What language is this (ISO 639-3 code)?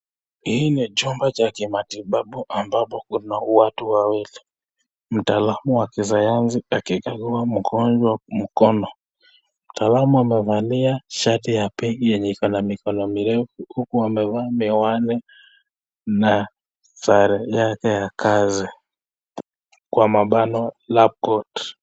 swa